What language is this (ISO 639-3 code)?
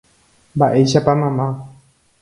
grn